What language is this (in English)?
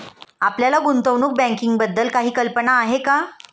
Marathi